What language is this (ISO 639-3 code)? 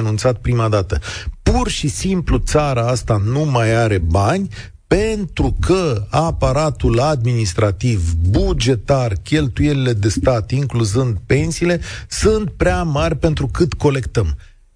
ron